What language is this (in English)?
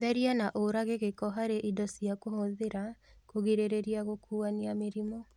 Kikuyu